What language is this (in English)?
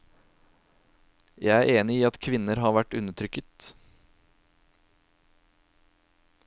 Norwegian